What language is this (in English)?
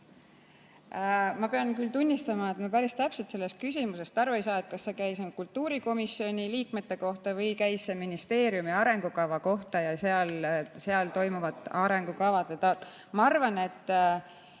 Estonian